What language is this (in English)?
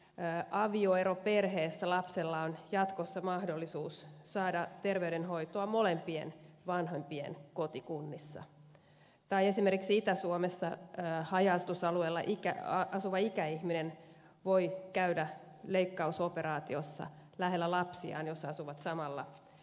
Finnish